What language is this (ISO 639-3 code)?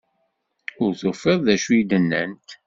kab